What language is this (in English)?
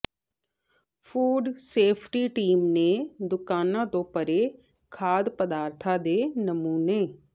Punjabi